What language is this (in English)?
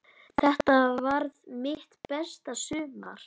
Icelandic